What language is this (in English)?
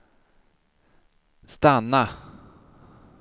Swedish